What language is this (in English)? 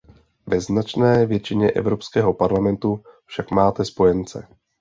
Czech